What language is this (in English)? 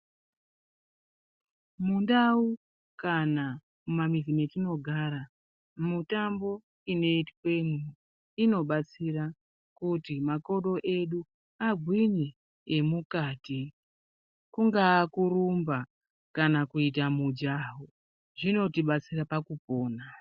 Ndau